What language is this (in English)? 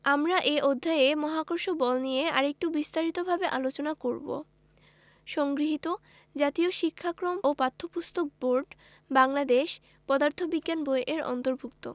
Bangla